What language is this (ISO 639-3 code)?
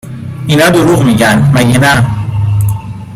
fas